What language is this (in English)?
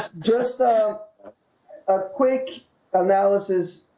English